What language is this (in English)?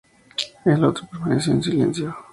Spanish